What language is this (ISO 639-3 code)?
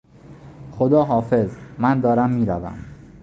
fas